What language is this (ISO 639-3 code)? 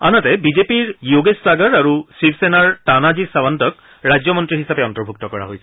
asm